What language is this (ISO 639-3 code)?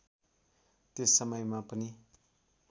nep